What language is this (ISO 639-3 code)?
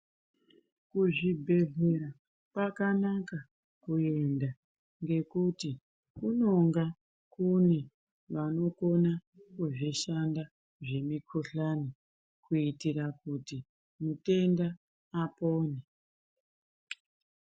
ndc